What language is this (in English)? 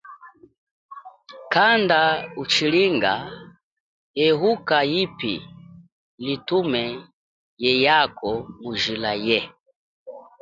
Chokwe